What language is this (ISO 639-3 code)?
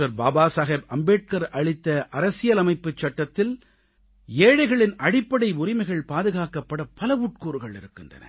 tam